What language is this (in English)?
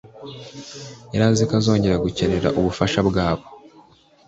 Kinyarwanda